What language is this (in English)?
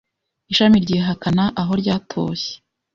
Kinyarwanda